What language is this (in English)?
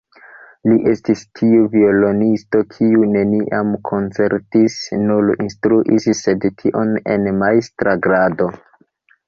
Esperanto